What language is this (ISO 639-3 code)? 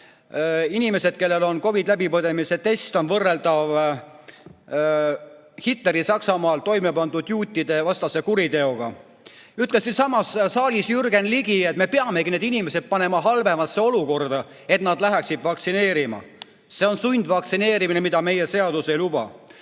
est